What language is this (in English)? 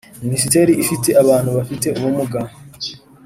Kinyarwanda